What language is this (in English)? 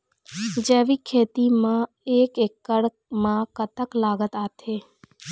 Chhattisgarhi